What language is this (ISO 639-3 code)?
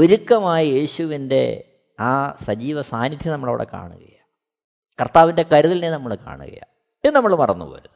mal